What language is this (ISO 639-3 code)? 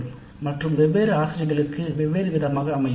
tam